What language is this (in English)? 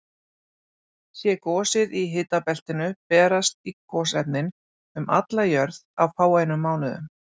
Icelandic